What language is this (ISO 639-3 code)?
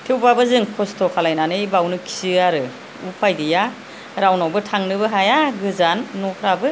brx